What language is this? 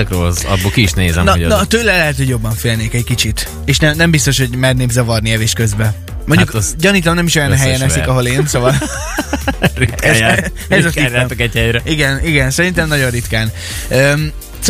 Hungarian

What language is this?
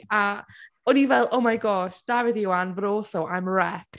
Welsh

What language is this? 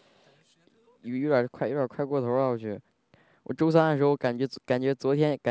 Chinese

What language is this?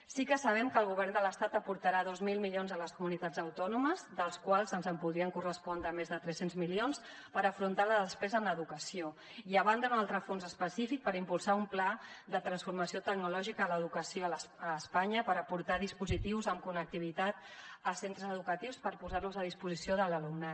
Catalan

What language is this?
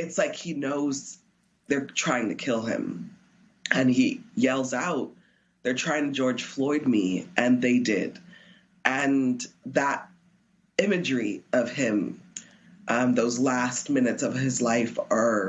English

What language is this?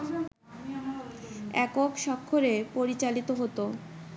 Bangla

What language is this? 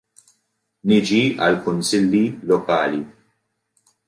Maltese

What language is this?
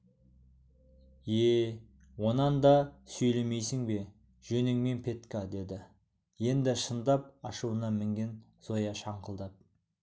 Kazakh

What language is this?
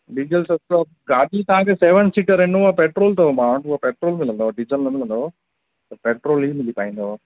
Sindhi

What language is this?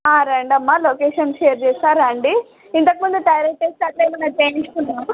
Telugu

